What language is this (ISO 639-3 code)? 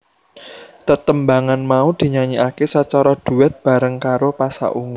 jav